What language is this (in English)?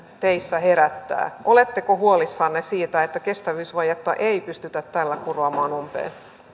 Finnish